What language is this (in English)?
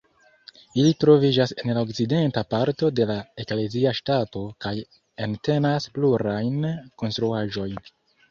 Esperanto